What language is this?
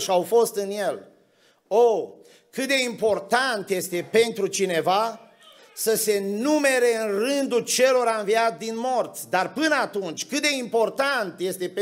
Romanian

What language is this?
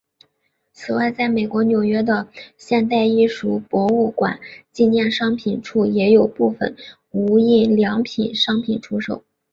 Chinese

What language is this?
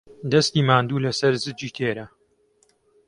Central Kurdish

